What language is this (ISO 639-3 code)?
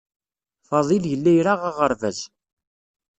kab